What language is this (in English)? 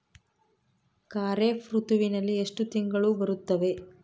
Kannada